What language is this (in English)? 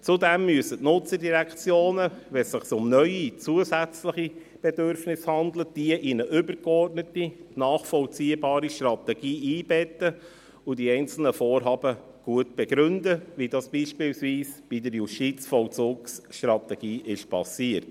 Swiss German